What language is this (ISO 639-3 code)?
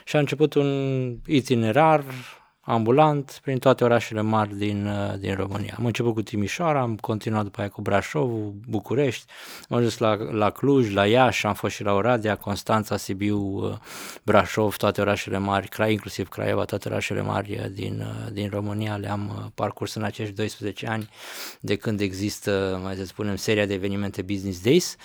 ron